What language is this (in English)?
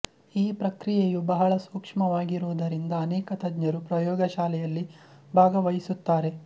Kannada